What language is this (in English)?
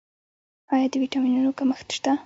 Pashto